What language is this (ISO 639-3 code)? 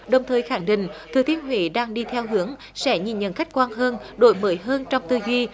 vie